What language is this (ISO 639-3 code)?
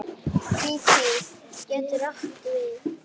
isl